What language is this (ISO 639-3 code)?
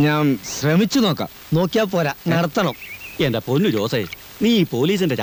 mal